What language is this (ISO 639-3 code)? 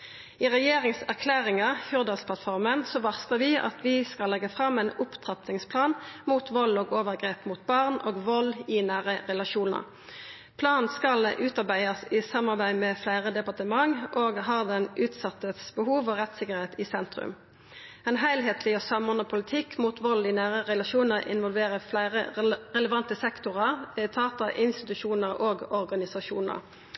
nno